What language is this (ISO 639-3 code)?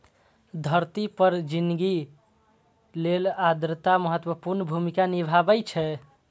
mai